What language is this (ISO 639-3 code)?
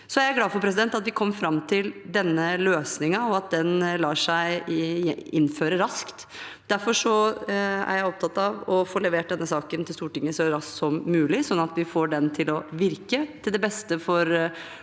nor